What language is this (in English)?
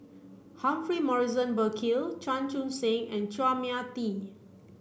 English